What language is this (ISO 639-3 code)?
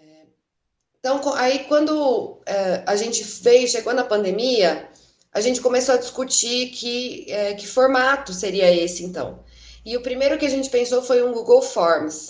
por